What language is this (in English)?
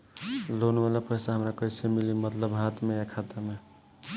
Bhojpuri